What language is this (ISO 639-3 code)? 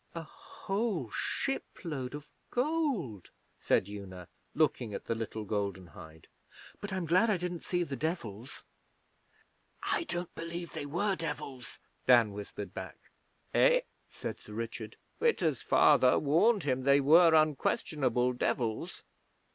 eng